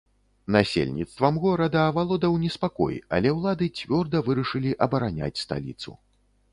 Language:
Belarusian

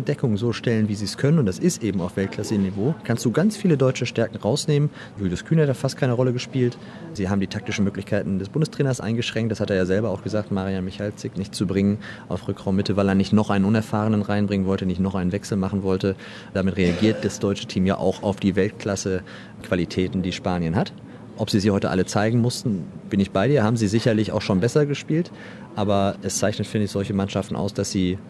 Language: German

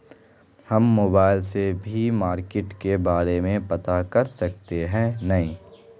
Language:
Magahi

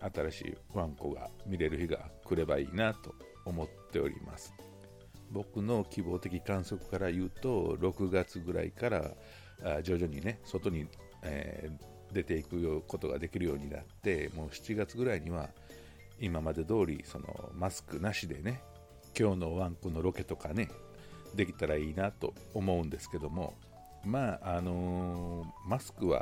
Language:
Japanese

